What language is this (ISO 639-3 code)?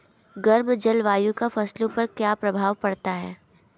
hin